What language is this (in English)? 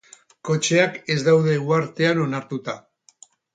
Basque